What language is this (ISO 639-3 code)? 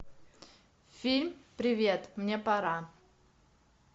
rus